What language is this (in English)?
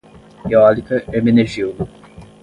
Portuguese